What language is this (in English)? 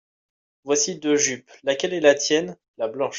French